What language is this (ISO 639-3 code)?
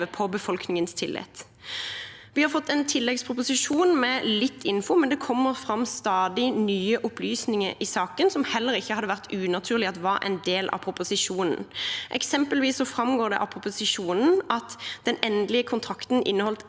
nor